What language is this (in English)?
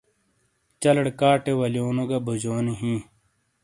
Shina